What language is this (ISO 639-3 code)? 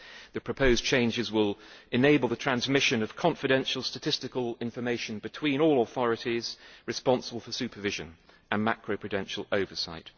eng